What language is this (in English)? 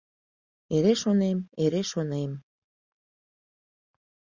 Mari